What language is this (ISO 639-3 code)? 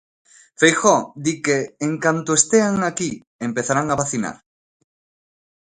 glg